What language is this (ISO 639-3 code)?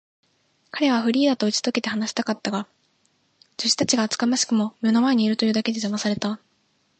jpn